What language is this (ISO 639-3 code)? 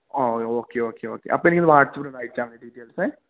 mal